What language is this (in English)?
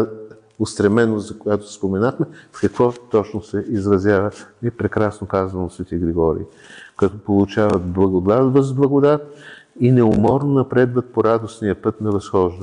Bulgarian